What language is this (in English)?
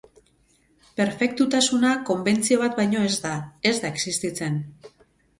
Basque